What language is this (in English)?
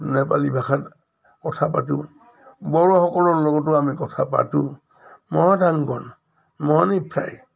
Assamese